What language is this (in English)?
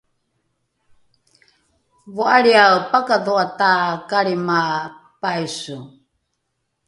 Rukai